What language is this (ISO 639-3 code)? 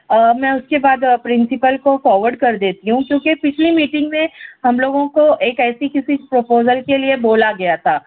urd